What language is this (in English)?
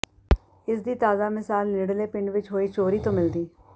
Punjabi